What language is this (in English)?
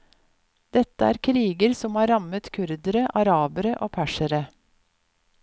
Norwegian